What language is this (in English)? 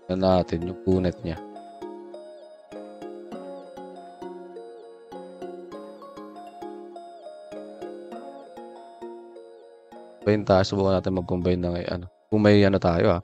Filipino